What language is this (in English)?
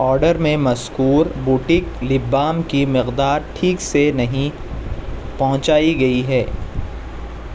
Urdu